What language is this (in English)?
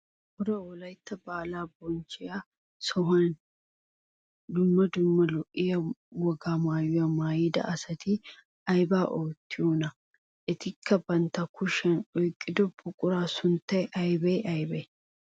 Wolaytta